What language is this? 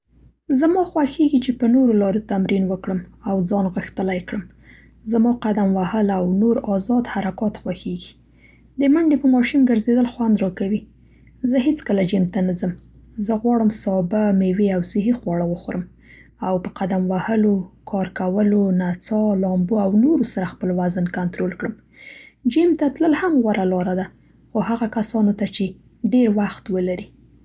Central Pashto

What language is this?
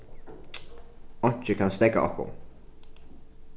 Faroese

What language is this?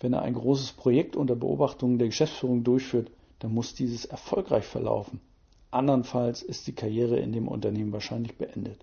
German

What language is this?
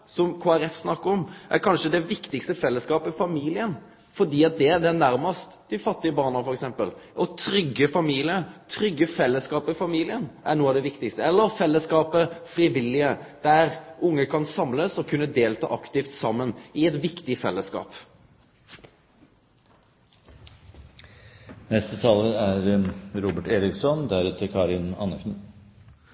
Norwegian Nynorsk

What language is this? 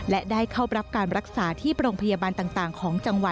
Thai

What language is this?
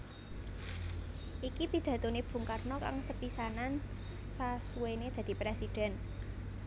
Javanese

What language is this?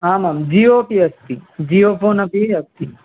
Sanskrit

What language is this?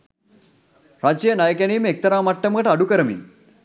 Sinhala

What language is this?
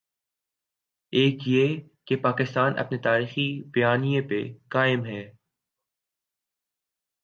Urdu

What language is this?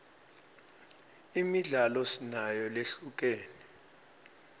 Swati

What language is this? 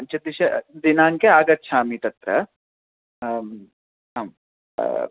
Sanskrit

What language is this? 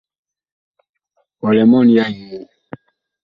Bakoko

